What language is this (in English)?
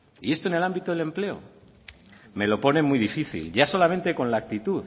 Spanish